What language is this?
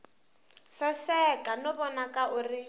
Tsonga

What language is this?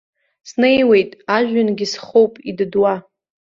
Abkhazian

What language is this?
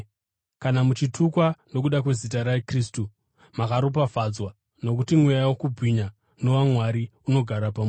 Shona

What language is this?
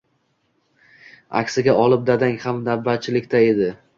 Uzbek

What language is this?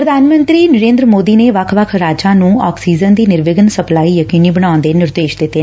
Punjabi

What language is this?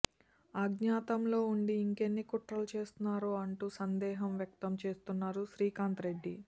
Telugu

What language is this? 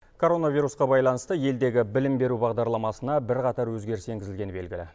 Kazakh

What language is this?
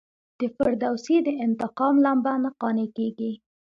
Pashto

